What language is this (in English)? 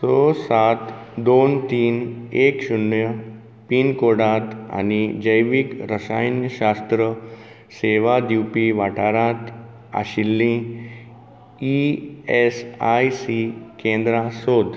Konkani